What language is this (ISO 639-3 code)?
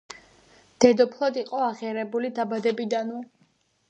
kat